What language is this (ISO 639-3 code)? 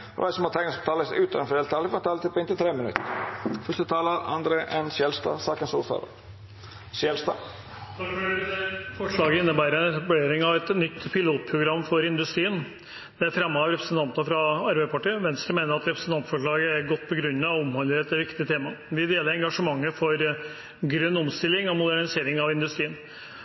nor